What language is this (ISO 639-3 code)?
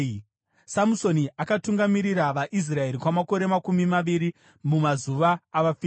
sna